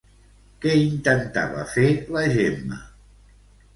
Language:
Catalan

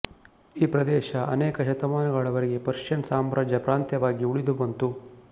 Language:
Kannada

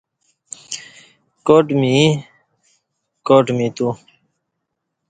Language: Kati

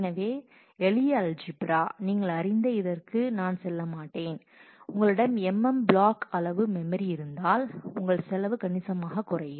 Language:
Tamil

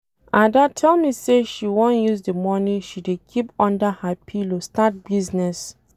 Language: Nigerian Pidgin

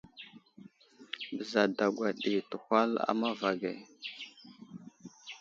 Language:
Wuzlam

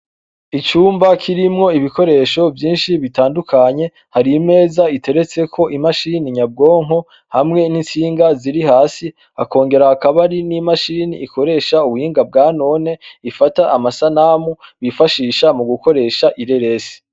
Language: Rundi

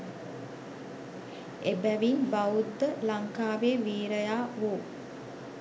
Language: Sinhala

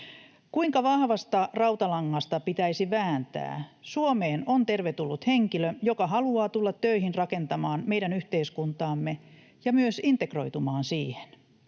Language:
Finnish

